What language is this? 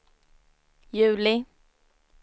Swedish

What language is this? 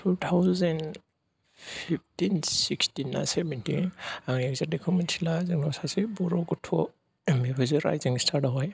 Bodo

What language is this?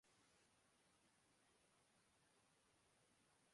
Urdu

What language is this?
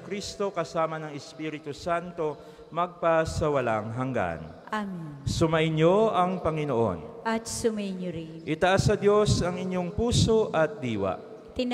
Filipino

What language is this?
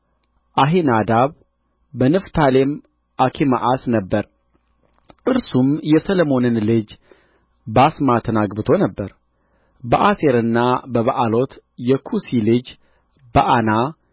Amharic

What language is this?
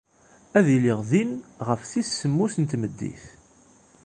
Kabyle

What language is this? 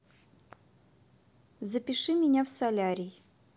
Russian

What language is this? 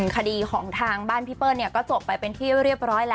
Thai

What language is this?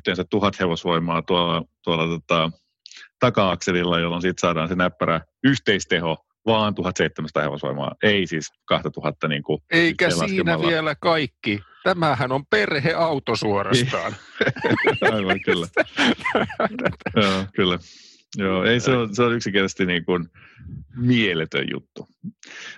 Finnish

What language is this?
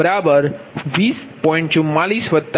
Gujarati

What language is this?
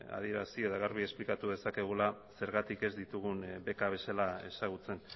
Basque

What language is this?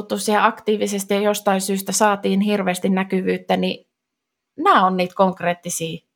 Finnish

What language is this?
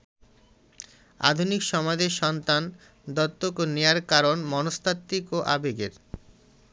Bangla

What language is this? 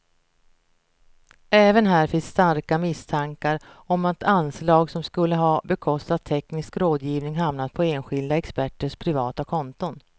Swedish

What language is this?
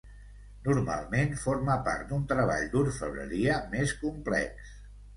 Catalan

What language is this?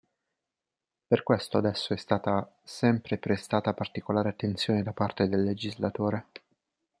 Italian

